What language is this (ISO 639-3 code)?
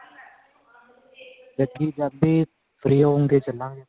pan